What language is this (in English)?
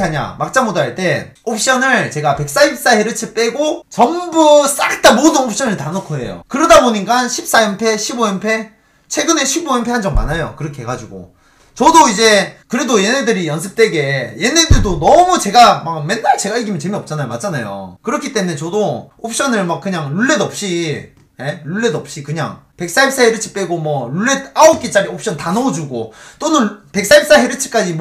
Korean